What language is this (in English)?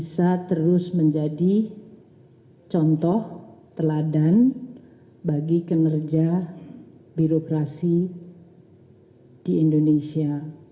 Indonesian